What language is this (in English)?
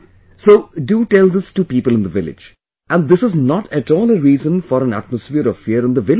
English